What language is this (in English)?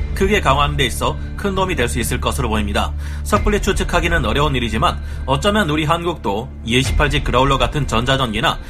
Korean